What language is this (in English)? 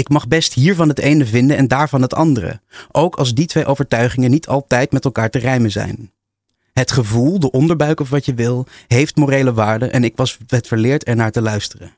Dutch